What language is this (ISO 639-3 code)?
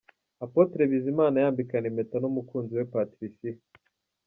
kin